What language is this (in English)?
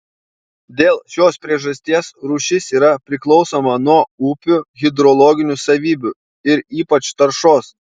Lithuanian